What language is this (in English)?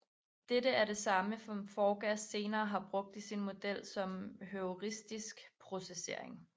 Danish